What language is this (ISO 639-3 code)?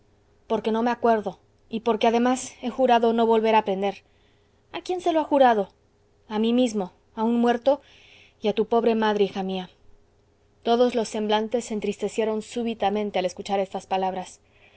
spa